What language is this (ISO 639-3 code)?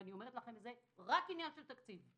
heb